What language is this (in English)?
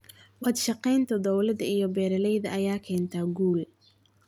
Somali